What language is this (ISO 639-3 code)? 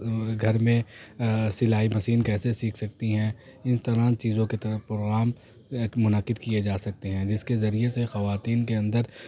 urd